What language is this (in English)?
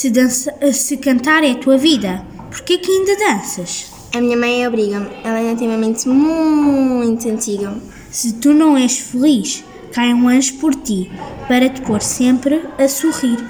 Portuguese